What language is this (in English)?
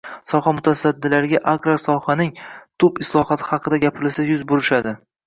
Uzbek